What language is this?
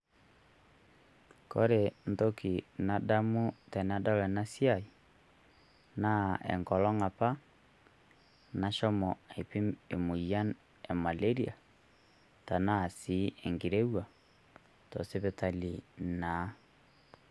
Masai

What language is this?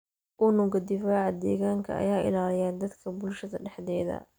Somali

